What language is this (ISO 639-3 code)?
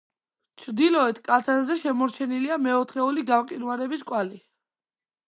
kat